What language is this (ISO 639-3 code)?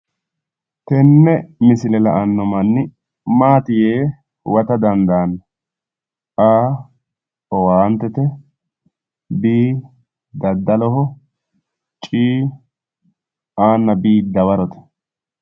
sid